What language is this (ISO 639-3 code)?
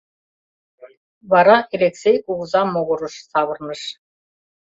chm